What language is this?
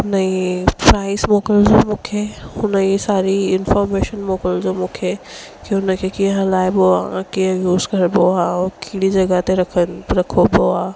Sindhi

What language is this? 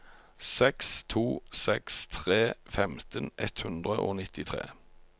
Norwegian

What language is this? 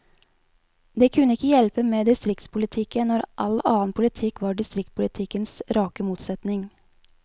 Norwegian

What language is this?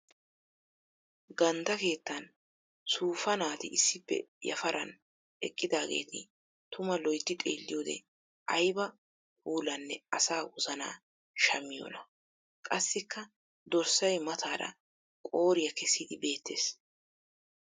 Wolaytta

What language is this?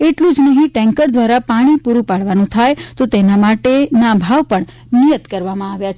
Gujarati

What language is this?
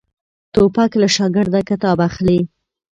Pashto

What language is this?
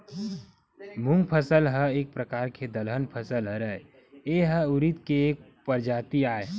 Chhattisgarhi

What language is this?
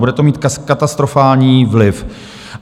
Czech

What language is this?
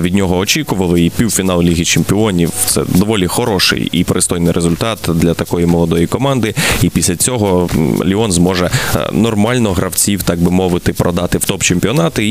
Ukrainian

